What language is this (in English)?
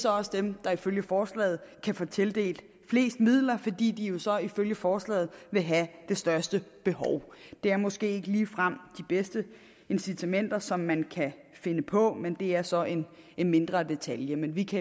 Danish